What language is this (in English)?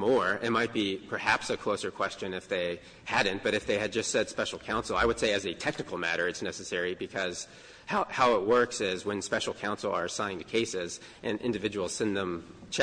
English